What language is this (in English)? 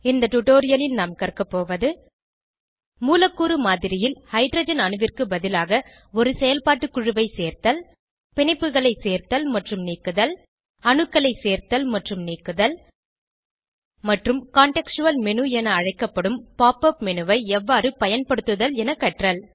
Tamil